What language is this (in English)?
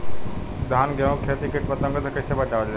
Bhojpuri